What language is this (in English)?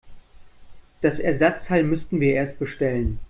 German